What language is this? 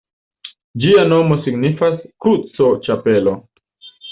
Esperanto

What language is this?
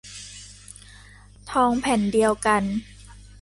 Thai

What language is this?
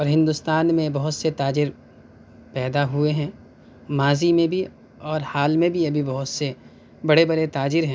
Urdu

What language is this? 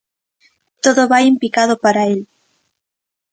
Galician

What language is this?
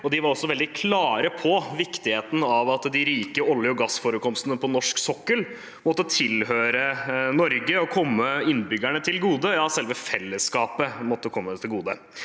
Norwegian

